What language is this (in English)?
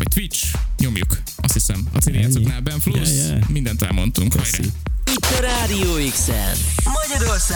Hungarian